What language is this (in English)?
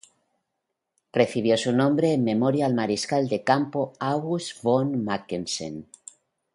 Spanish